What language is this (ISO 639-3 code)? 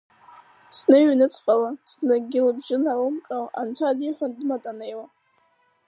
abk